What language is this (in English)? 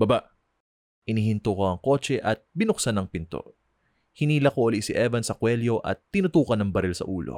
Filipino